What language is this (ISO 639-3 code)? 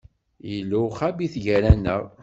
kab